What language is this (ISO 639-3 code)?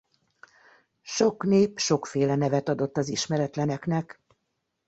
hun